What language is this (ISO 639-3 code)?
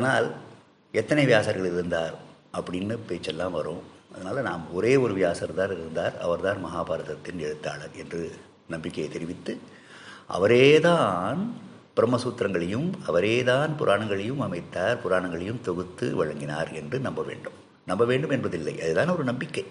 tam